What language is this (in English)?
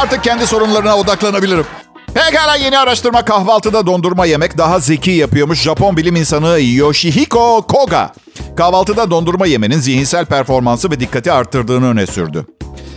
Turkish